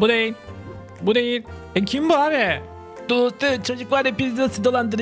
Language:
Turkish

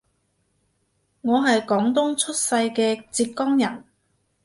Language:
Cantonese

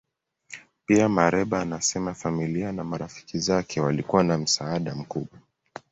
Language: Swahili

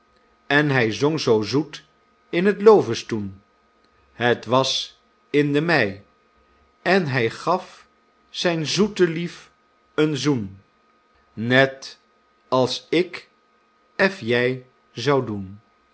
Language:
Dutch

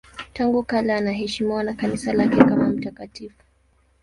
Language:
Swahili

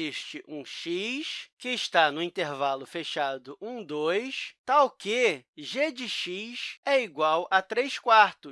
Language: Portuguese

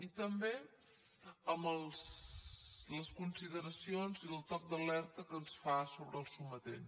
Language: Catalan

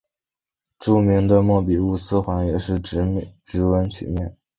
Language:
Chinese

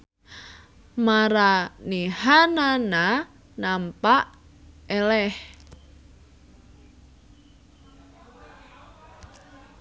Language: Sundanese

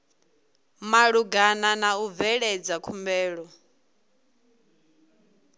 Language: Venda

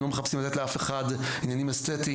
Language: Hebrew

